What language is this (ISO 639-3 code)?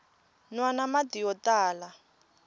tso